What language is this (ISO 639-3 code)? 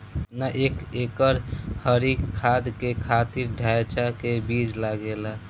bho